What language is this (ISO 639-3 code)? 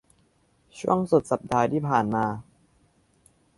tha